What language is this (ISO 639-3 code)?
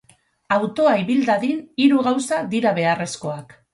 eus